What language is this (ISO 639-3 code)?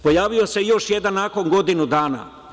srp